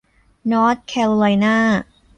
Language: Thai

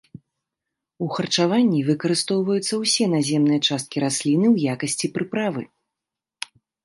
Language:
Belarusian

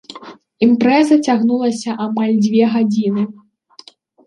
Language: Belarusian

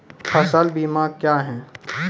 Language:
Maithili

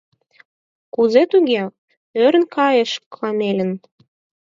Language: Mari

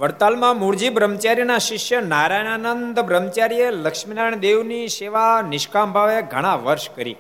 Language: Gujarati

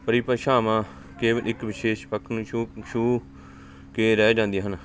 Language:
Punjabi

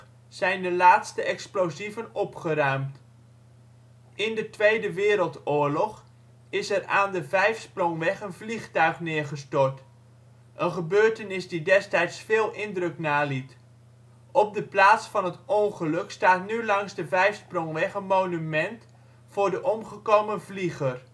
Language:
Dutch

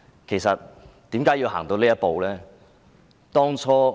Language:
Cantonese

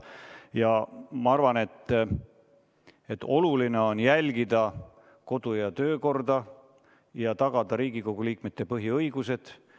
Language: Estonian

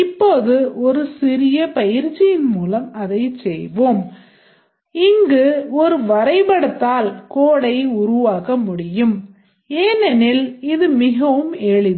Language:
Tamil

